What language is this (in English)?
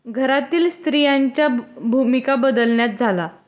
Marathi